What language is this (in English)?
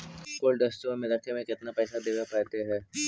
Magahi